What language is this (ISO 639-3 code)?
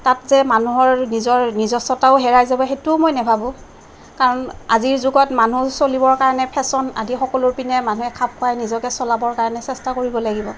asm